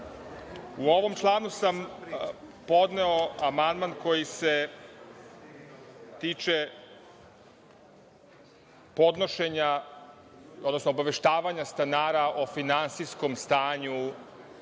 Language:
Serbian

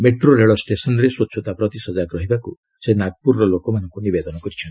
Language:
Odia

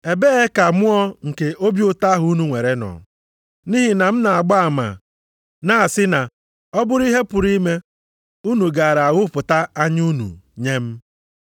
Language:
Igbo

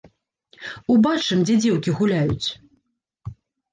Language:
Belarusian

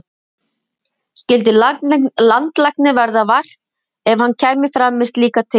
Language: Icelandic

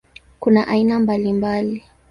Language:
Swahili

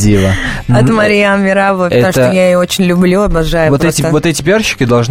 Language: Russian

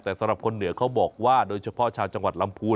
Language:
Thai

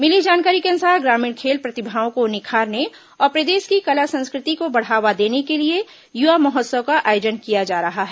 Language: Hindi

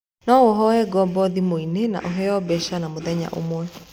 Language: Kikuyu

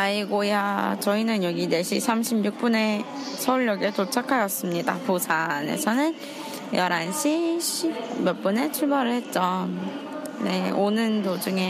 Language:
Korean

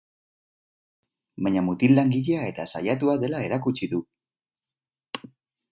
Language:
Basque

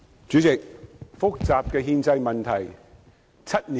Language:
Cantonese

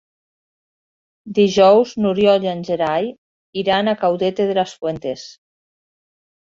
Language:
Catalan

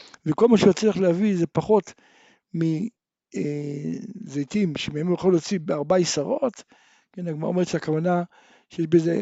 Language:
Hebrew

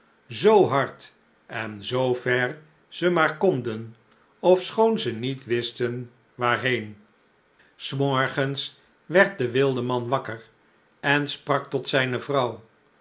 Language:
Dutch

